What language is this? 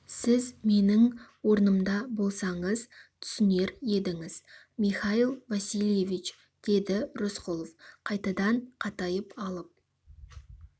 Kazakh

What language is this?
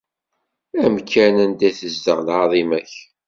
Kabyle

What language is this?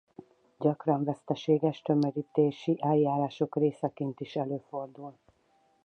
Hungarian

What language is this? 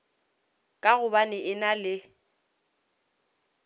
Northern Sotho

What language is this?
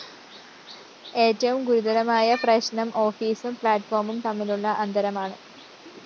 Malayalam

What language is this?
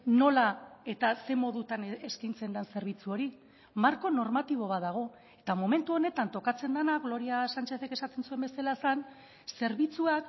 Basque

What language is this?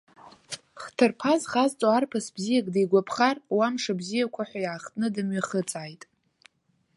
Abkhazian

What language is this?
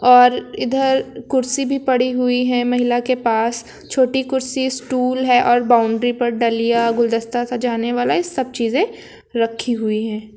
Hindi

